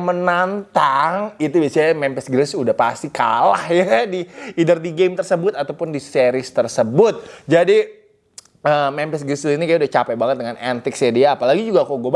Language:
Indonesian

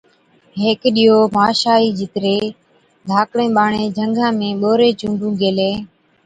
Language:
Od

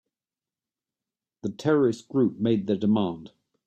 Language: English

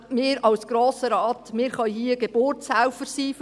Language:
Swiss German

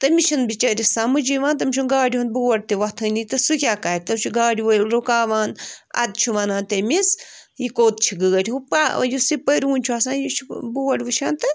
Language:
Kashmiri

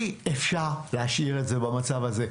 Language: Hebrew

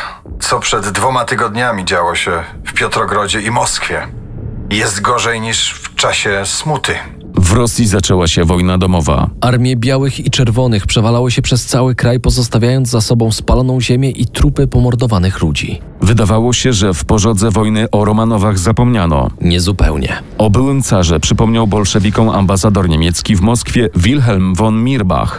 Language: Polish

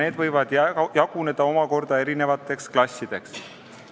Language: Estonian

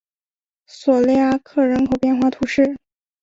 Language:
Chinese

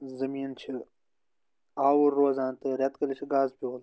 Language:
Kashmiri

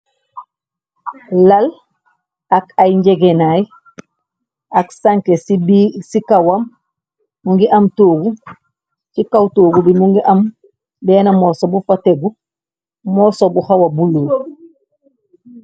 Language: Wolof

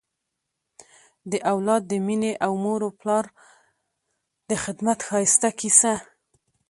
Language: Pashto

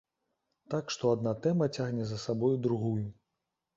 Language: Belarusian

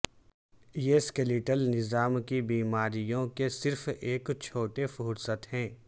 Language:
Urdu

